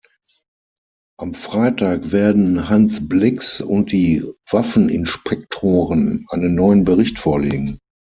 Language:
German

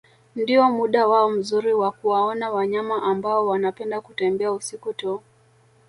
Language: Swahili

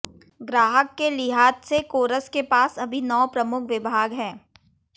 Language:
Hindi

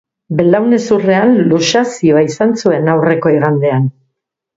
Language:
Basque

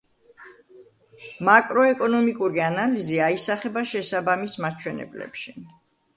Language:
Georgian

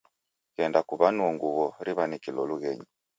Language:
Taita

